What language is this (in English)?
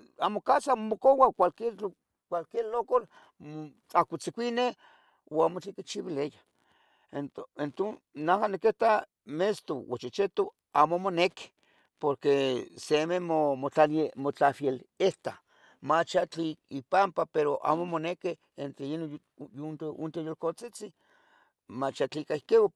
Tetelcingo Nahuatl